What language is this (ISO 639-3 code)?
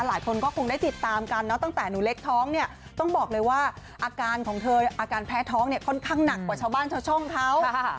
tha